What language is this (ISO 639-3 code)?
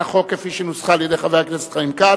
heb